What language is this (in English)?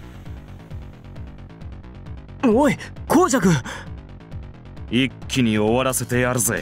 Japanese